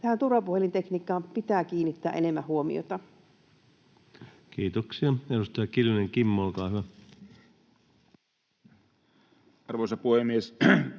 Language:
Finnish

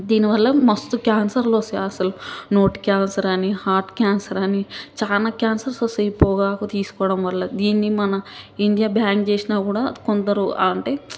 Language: Telugu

